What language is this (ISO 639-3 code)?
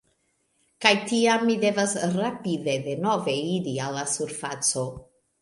epo